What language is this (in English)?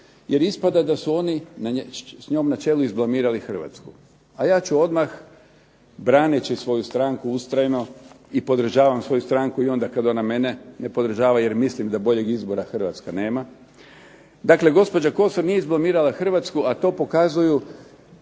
Croatian